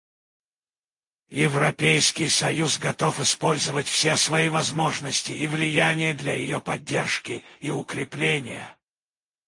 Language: Russian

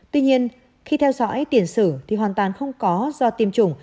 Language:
Vietnamese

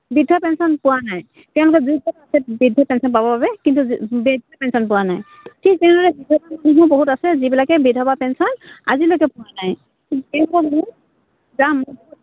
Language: Assamese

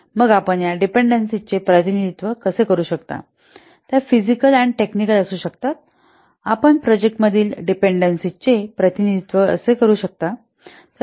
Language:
Marathi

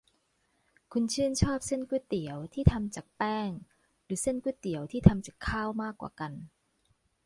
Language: Thai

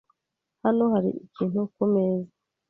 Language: Kinyarwanda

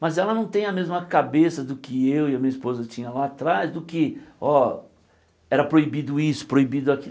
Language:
Portuguese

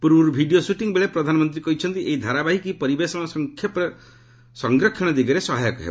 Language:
Odia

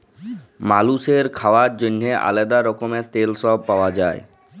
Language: Bangla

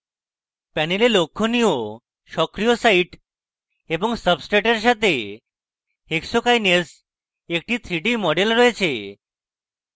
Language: Bangla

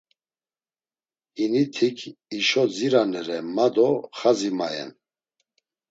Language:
Laz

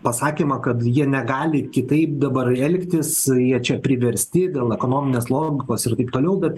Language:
Lithuanian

